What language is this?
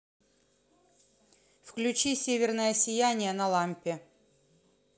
Russian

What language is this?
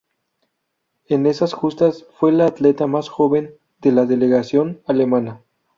Spanish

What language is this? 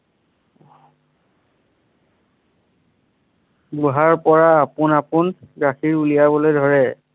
Assamese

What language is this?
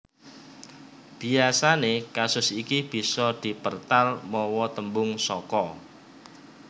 Javanese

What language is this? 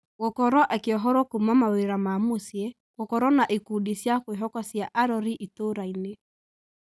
Kikuyu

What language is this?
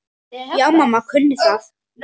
Icelandic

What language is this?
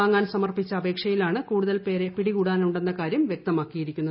Malayalam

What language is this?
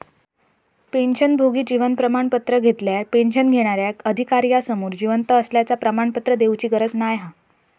Marathi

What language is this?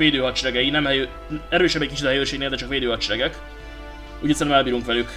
Hungarian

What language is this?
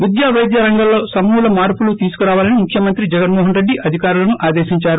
Telugu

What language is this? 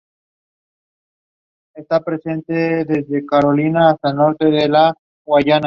Spanish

